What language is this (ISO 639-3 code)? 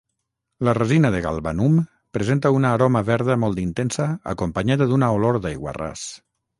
cat